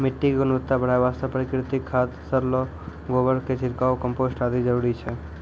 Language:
Maithili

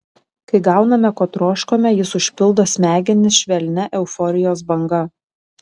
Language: Lithuanian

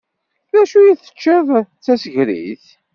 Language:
Kabyle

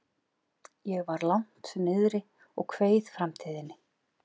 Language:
Icelandic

